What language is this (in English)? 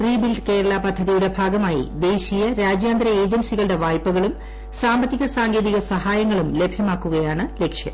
Malayalam